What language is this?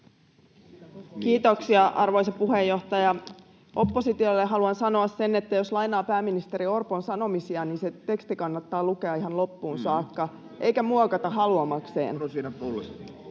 Finnish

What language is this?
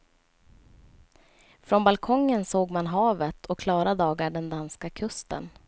Swedish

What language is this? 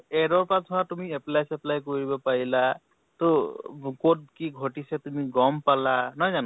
Assamese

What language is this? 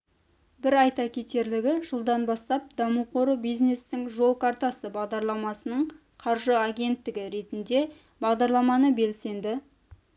Kazakh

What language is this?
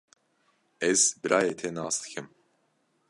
Kurdish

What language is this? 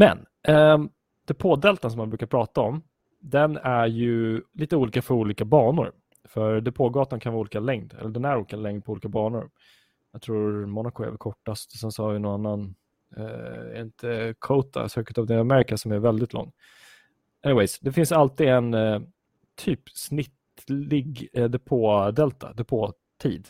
Swedish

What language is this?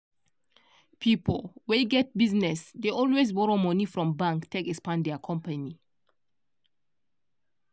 Nigerian Pidgin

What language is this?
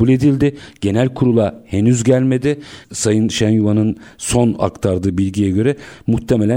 Turkish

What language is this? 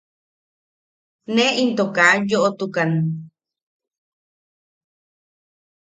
Yaqui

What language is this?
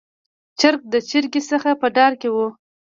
Pashto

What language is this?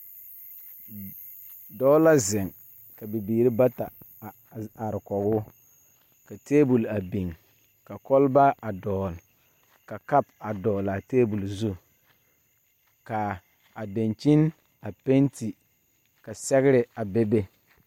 Southern Dagaare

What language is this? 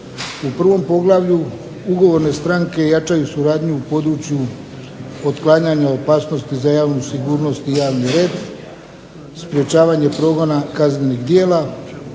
Croatian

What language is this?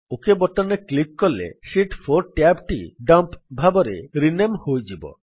Odia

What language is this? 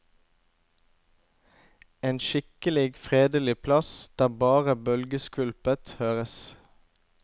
Norwegian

